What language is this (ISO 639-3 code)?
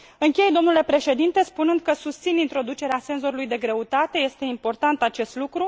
ron